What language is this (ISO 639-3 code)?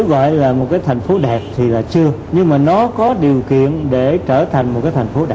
vie